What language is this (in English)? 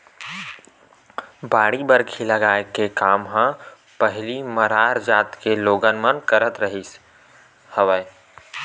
Chhattisgarhi